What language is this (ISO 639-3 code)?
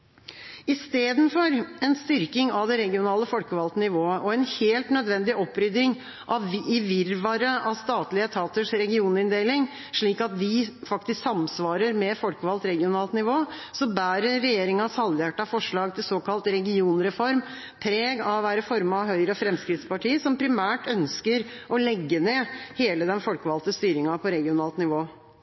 nob